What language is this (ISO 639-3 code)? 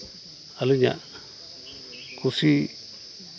sat